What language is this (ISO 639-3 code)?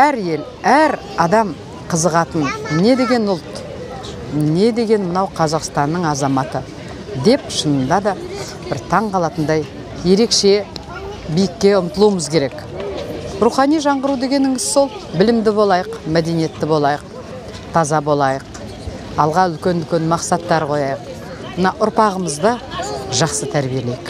nld